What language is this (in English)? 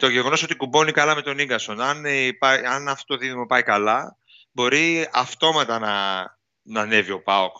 Greek